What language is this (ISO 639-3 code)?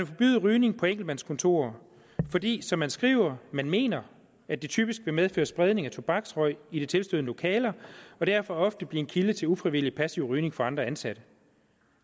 dan